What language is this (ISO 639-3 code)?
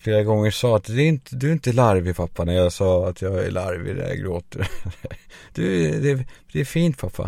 swe